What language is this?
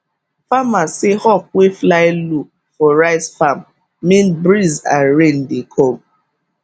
Nigerian Pidgin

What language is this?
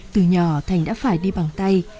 Vietnamese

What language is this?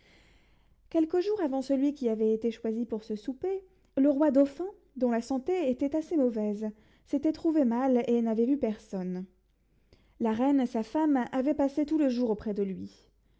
French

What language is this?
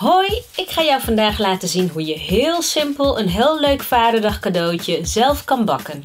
Dutch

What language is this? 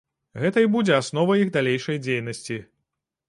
Belarusian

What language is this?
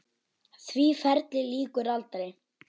Icelandic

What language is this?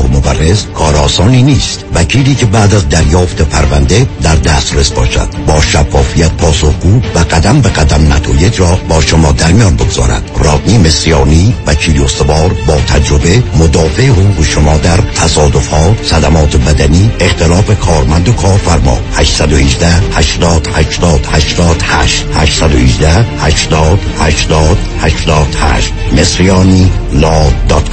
Persian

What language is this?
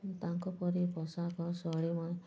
Odia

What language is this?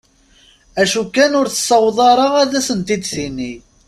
Kabyle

